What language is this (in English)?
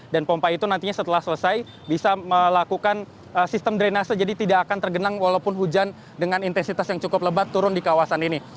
Indonesian